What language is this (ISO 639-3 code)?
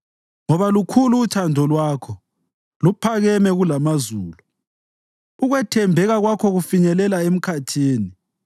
nde